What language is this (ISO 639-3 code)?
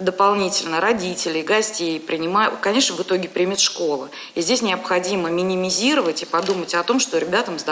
rus